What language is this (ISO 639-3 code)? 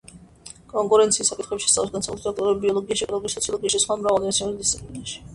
kat